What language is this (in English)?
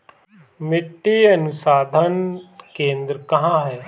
Hindi